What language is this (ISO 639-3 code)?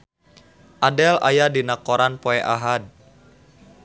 sun